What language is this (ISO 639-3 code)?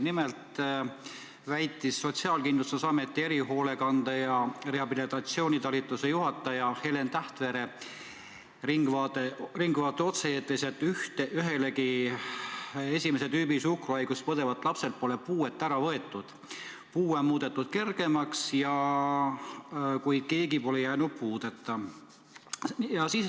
est